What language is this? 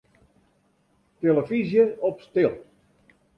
Western Frisian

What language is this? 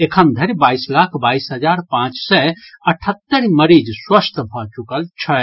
Maithili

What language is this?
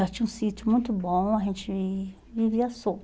Portuguese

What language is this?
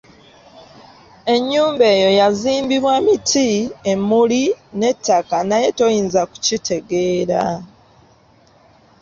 Ganda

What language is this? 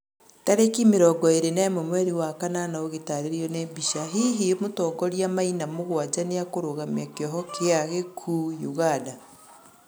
Kikuyu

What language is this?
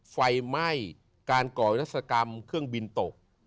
Thai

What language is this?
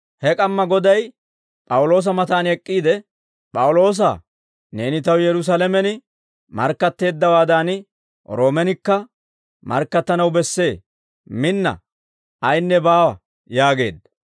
Dawro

